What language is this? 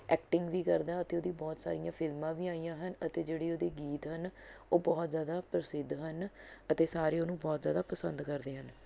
Punjabi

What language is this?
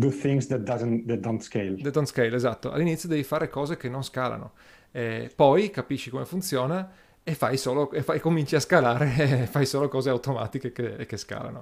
Italian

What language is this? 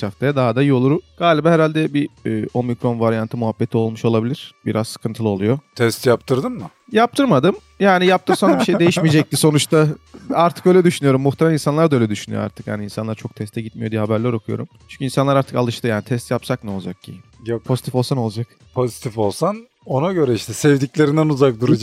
Turkish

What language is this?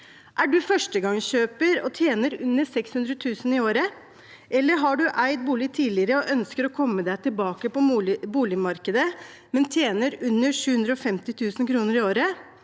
Norwegian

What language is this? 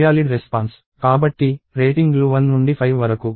Telugu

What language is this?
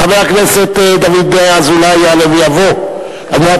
Hebrew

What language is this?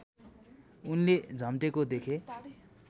Nepali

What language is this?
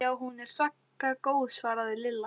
Icelandic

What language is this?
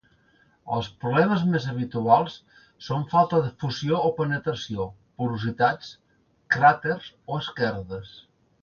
Catalan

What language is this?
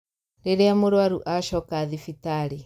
Kikuyu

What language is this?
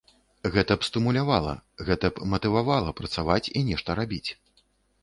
Belarusian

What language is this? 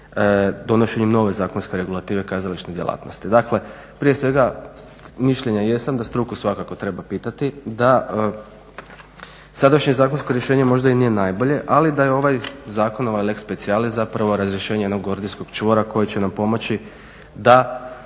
Croatian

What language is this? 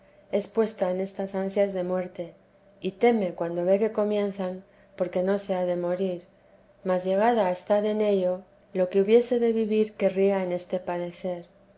Spanish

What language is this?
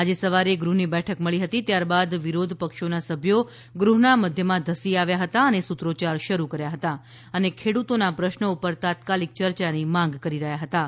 Gujarati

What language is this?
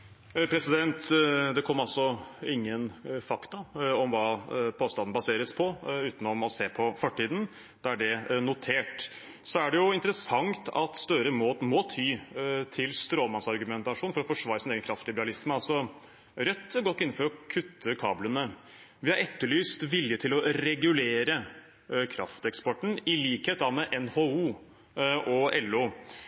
Norwegian Bokmål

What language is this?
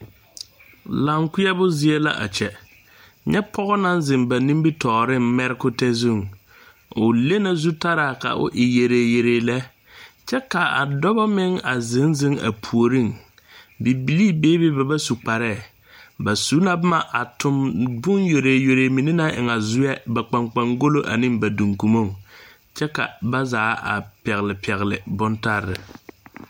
Southern Dagaare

